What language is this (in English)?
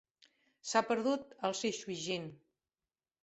Catalan